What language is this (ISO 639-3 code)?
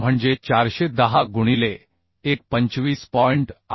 mar